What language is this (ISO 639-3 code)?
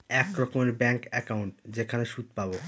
ben